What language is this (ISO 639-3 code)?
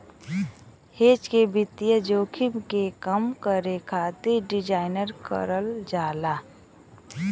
bho